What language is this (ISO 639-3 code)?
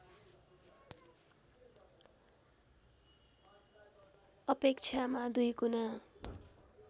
nep